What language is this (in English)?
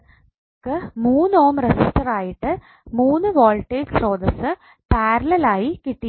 Malayalam